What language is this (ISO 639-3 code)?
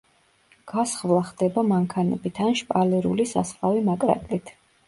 kat